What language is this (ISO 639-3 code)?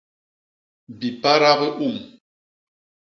bas